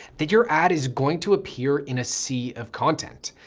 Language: English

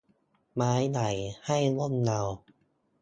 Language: Thai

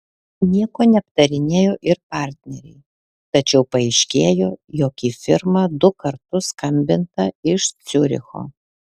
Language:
Lithuanian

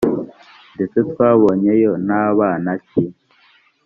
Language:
Kinyarwanda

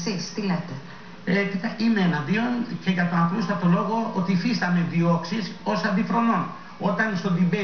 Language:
Greek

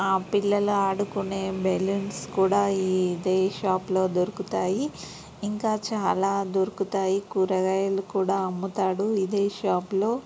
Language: Telugu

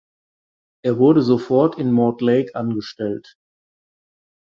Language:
German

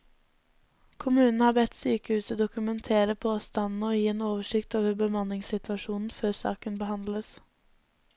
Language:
Norwegian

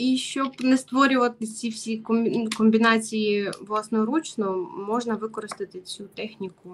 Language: Ukrainian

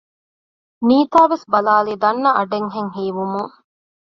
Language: Divehi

